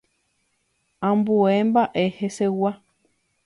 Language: Guarani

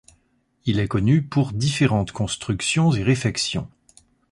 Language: French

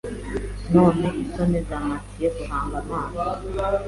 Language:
Kinyarwanda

